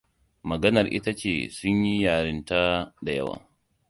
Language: Hausa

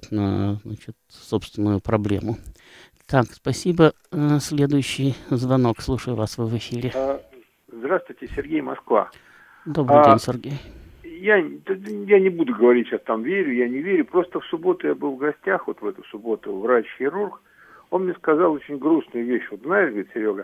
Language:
Russian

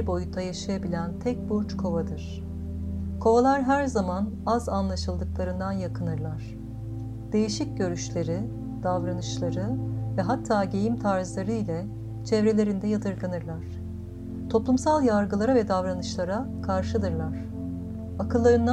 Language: Turkish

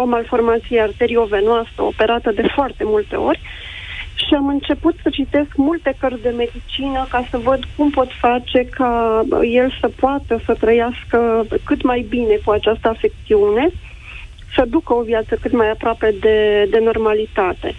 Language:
Romanian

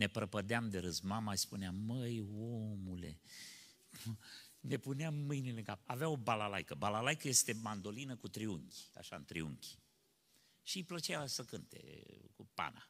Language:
Romanian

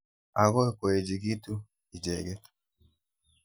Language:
Kalenjin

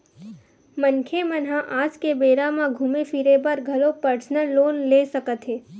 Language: Chhattisgarhi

